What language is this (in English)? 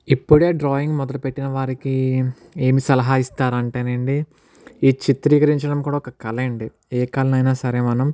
Telugu